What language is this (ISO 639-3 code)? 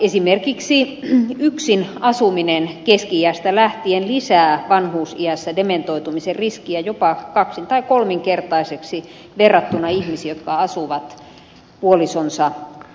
fin